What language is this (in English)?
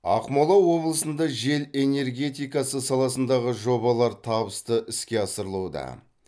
Kazakh